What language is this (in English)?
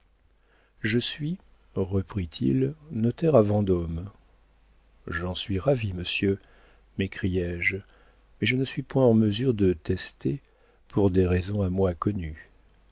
French